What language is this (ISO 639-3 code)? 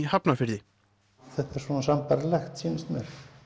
isl